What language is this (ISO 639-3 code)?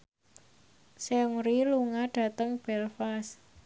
jav